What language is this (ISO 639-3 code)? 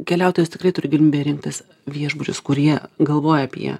lit